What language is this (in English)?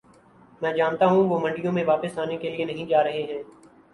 Urdu